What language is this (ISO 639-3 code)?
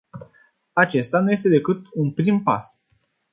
ron